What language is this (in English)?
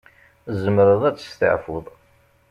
Kabyle